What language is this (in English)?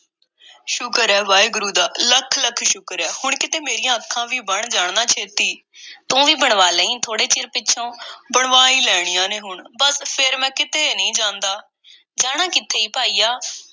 Punjabi